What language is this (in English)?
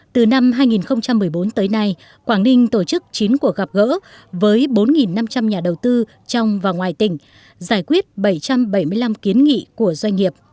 Vietnamese